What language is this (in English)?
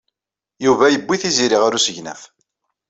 Kabyle